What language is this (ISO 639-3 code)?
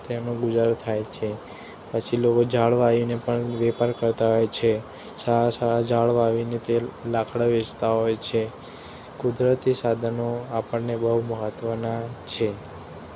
guj